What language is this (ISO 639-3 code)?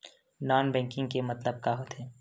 hne